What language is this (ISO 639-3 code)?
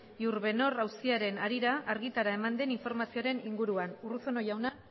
eus